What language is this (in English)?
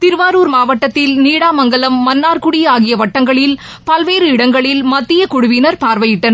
Tamil